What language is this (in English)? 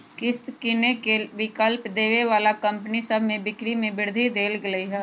Magahi